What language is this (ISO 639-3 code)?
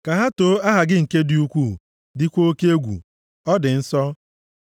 ibo